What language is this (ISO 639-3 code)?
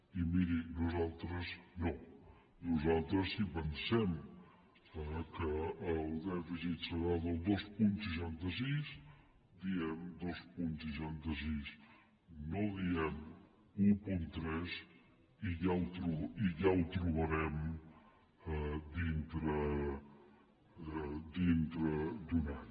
cat